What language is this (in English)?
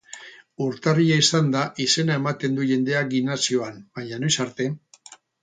Basque